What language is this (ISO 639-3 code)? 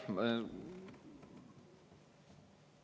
est